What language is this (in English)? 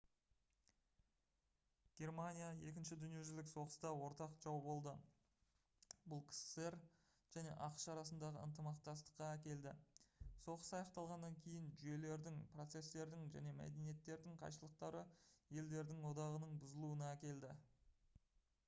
Kazakh